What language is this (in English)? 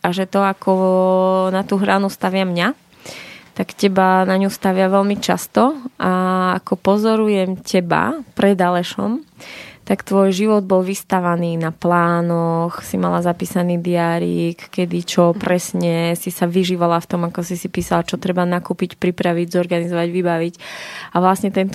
Slovak